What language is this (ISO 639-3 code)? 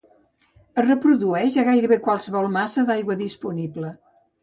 cat